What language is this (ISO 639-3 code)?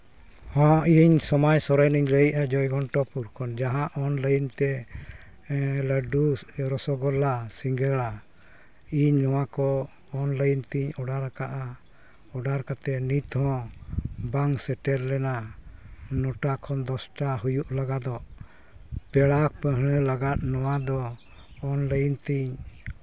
sat